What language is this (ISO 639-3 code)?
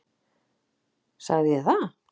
isl